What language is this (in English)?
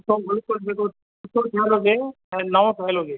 Sindhi